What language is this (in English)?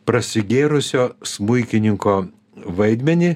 Lithuanian